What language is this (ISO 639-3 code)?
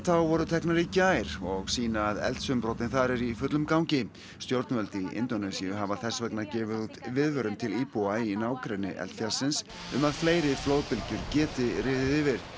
isl